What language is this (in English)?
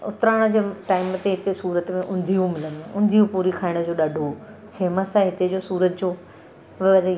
Sindhi